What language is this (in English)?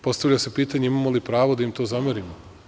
Serbian